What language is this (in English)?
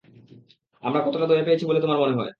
Bangla